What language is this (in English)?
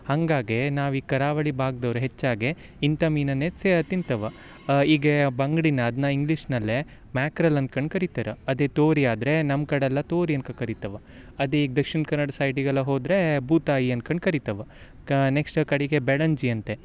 Kannada